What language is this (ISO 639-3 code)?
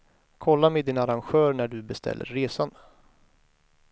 swe